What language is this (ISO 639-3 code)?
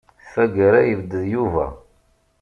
kab